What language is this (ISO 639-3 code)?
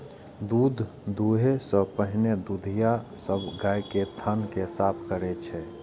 mai